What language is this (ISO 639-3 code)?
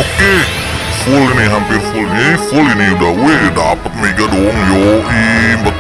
ind